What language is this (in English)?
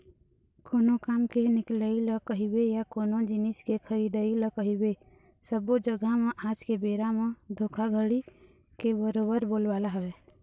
Chhattisgarhi